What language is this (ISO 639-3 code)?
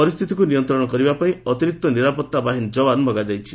ori